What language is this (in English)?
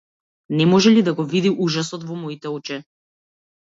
Macedonian